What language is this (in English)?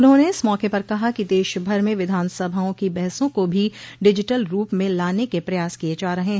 Hindi